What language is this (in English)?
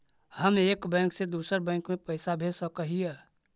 Magahi